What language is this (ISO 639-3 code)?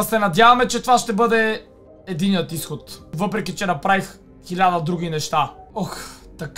bul